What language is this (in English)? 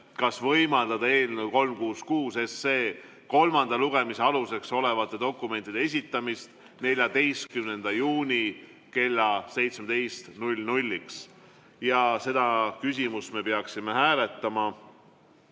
Estonian